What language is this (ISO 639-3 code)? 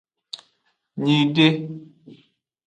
ajg